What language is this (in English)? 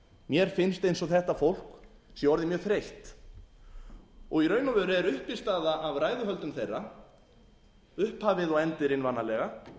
Icelandic